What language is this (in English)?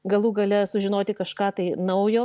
Lithuanian